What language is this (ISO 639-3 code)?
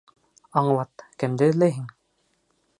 bak